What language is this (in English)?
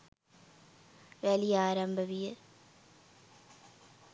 Sinhala